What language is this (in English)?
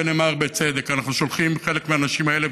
Hebrew